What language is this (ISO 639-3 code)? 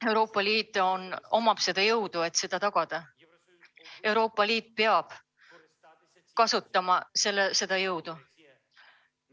est